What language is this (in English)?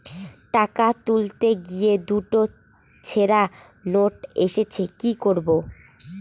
Bangla